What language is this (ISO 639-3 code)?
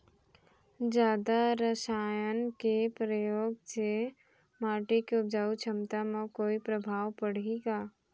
hne